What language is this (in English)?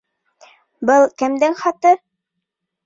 Bashkir